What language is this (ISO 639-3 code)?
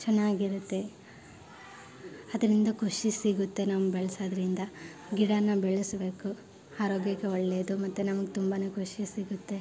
kan